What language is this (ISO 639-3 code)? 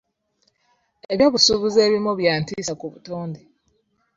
lug